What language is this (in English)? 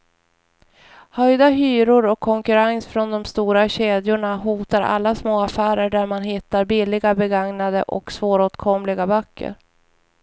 Swedish